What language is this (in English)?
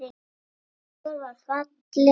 Icelandic